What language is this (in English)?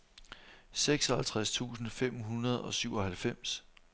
Danish